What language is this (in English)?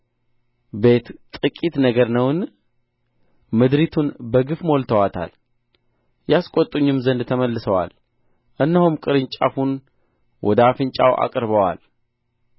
Amharic